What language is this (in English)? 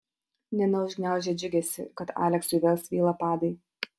Lithuanian